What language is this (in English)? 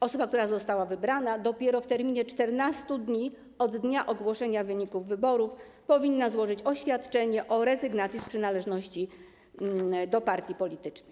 Polish